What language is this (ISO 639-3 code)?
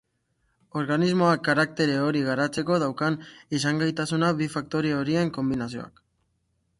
eus